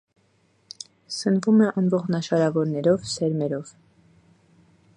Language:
Armenian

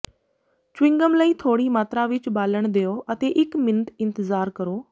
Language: Punjabi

